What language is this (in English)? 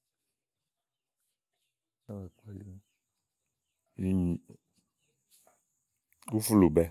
Igo